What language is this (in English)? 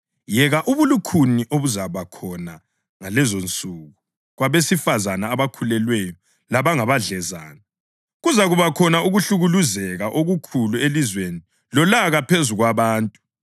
North Ndebele